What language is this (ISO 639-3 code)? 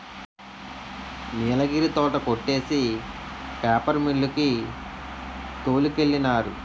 tel